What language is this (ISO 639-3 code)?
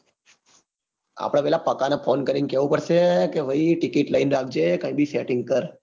guj